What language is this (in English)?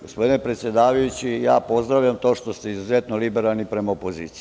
Serbian